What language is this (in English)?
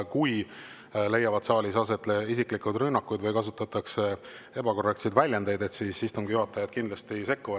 Estonian